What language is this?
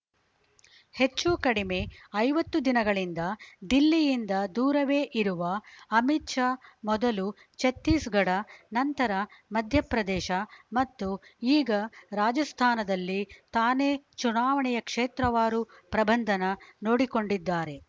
Kannada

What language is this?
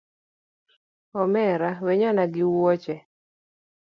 Luo (Kenya and Tanzania)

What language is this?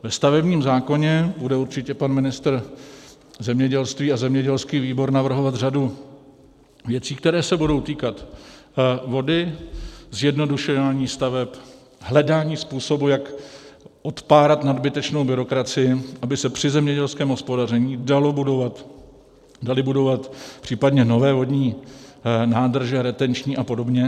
Czech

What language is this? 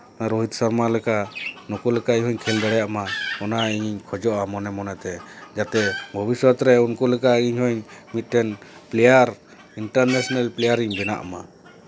Santali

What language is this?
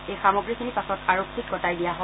Assamese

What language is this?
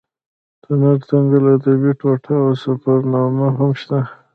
Pashto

